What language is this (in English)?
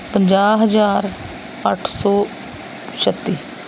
Punjabi